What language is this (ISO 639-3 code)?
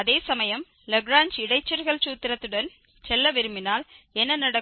tam